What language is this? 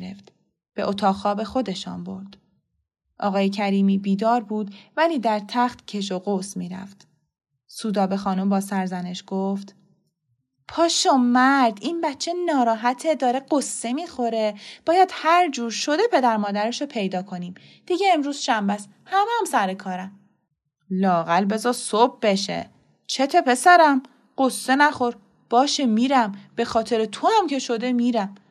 Persian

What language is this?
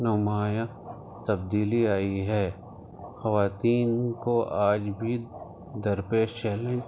Urdu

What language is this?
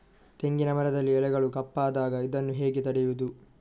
Kannada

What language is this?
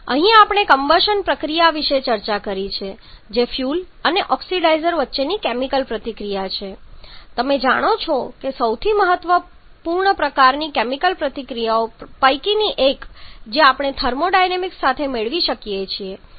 Gujarati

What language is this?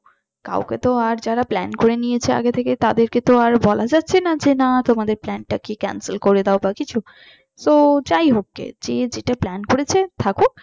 Bangla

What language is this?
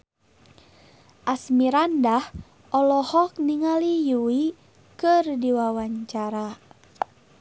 Sundanese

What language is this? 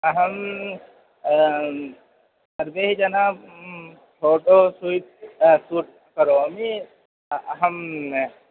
Sanskrit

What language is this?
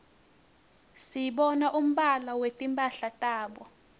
Swati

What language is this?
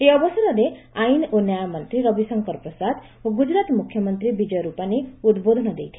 Odia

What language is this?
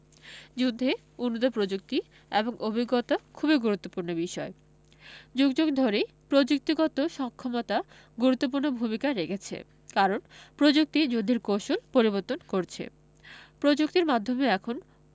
Bangla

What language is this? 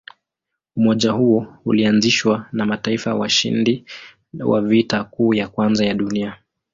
Swahili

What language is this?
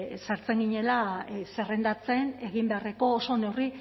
Basque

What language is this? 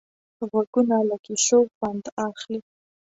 Pashto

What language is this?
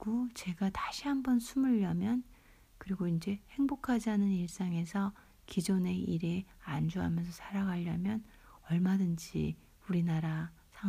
Korean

